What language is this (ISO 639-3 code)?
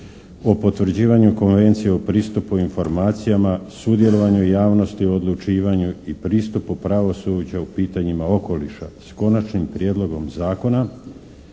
hrv